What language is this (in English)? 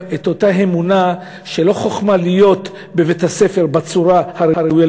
Hebrew